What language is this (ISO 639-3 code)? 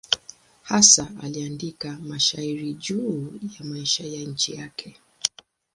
swa